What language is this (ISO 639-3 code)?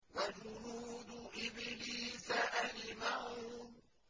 ara